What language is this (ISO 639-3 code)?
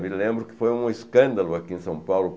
por